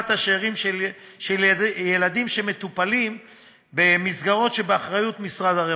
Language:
Hebrew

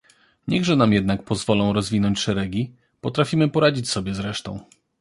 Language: Polish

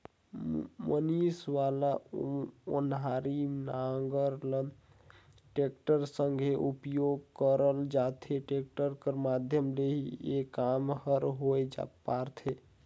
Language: Chhattisgarhi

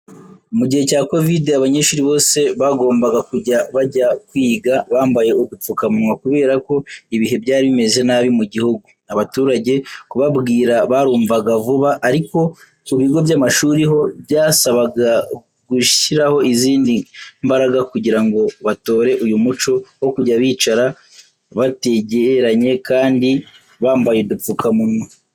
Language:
Kinyarwanda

